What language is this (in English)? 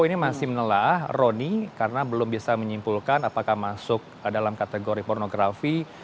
Indonesian